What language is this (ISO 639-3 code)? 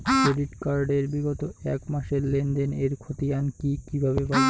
ben